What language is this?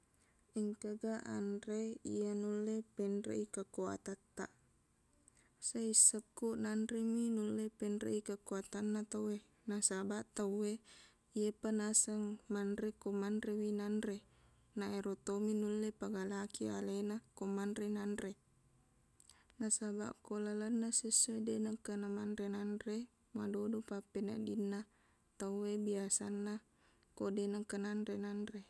Buginese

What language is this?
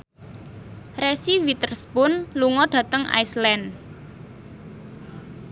Javanese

